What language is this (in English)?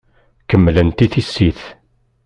Kabyle